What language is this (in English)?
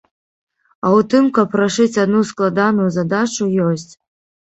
Belarusian